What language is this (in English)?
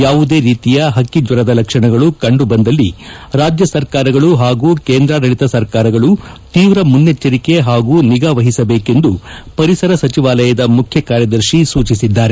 Kannada